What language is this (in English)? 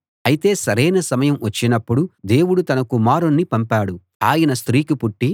Telugu